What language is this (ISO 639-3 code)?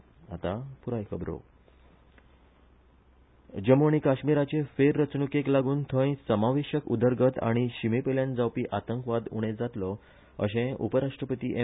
kok